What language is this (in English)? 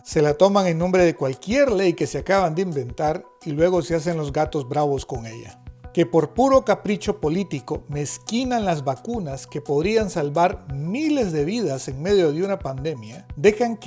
Spanish